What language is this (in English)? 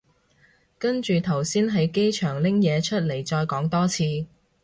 Cantonese